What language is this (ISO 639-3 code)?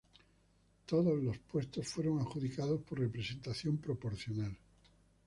spa